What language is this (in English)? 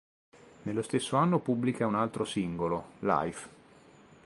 Italian